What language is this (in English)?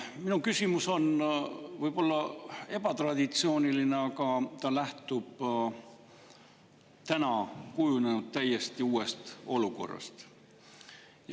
Estonian